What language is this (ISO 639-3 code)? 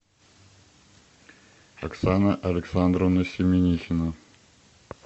rus